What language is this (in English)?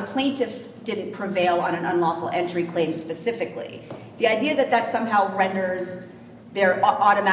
English